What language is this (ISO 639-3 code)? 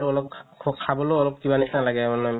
asm